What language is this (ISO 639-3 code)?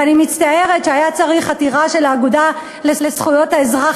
heb